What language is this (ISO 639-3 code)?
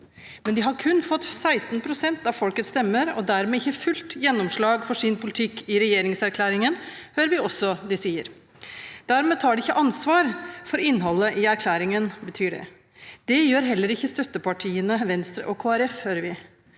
nor